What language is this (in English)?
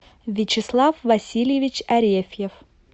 Russian